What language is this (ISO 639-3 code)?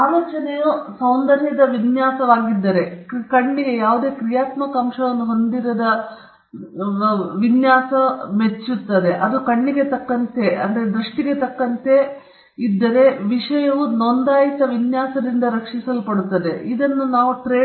kan